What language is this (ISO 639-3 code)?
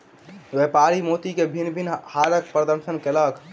mai